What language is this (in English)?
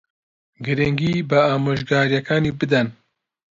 Central Kurdish